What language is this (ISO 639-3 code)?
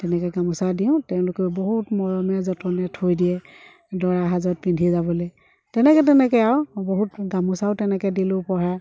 asm